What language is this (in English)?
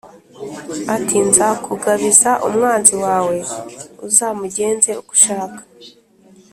Kinyarwanda